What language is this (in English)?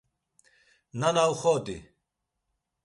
Laz